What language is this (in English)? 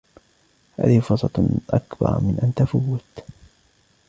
Arabic